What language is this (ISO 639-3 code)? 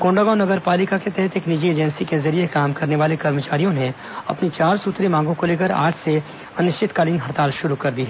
hin